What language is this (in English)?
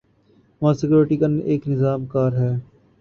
Urdu